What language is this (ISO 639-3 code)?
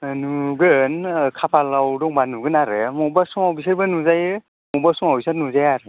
brx